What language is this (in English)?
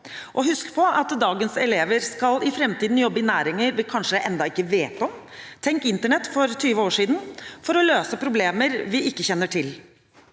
Norwegian